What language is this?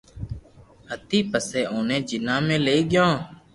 Loarki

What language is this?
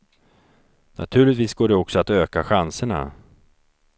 Swedish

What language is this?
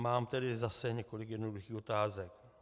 Czech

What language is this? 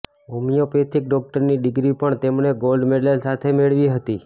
Gujarati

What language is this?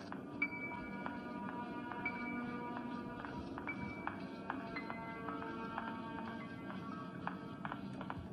Vietnamese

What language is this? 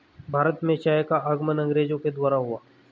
Hindi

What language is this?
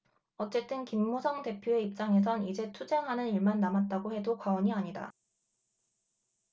Korean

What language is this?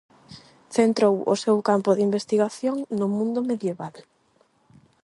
Galician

